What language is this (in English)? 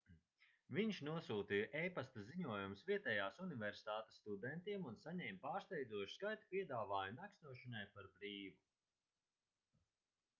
Latvian